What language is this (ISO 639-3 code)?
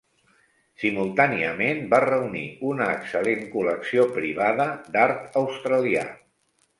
cat